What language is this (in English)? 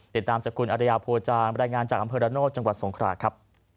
Thai